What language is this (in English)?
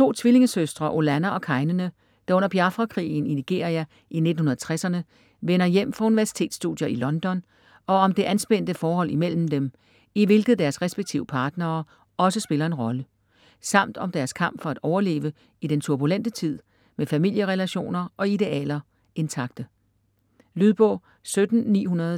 Danish